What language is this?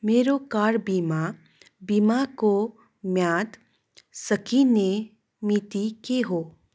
Nepali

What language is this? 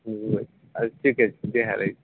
Maithili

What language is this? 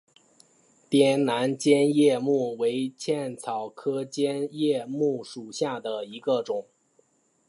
Chinese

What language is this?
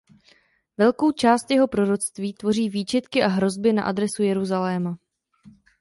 Czech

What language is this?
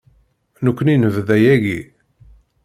Kabyle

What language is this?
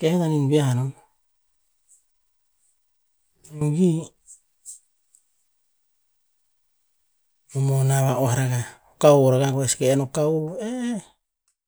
Tinputz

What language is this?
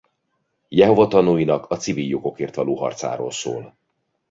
Hungarian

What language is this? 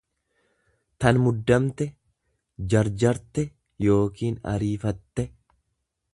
Oromo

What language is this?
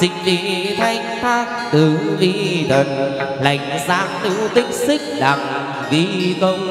Vietnamese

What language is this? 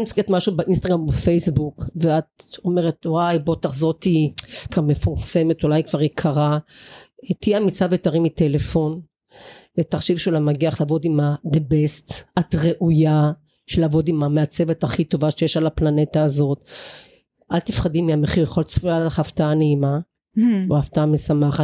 Hebrew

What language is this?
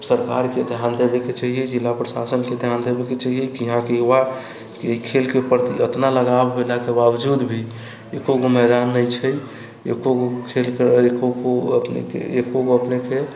Maithili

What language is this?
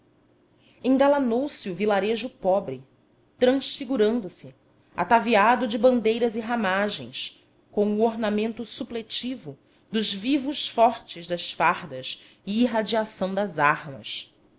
Portuguese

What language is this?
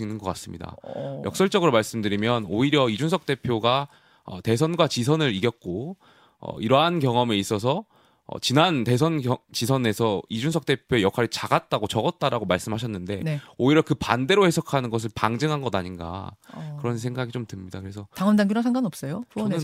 Korean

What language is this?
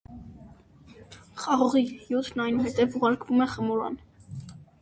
Armenian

